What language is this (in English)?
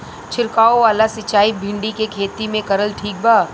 Bhojpuri